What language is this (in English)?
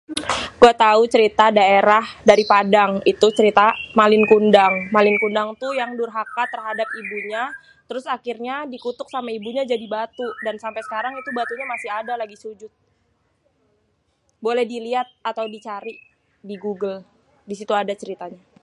Betawi